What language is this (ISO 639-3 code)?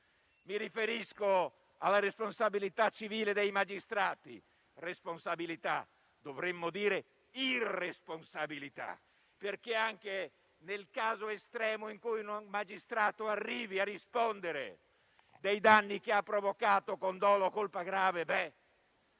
ita